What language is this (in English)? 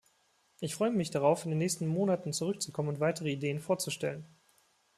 German